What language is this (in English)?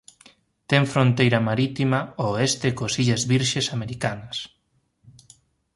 Galician